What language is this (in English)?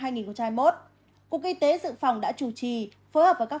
Vietnamese